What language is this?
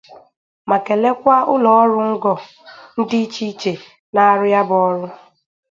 Igbo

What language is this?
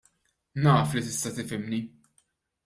Maltese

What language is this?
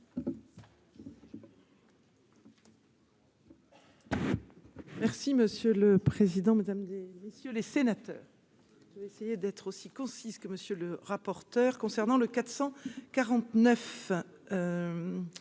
French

